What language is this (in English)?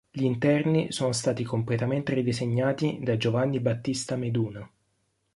Italian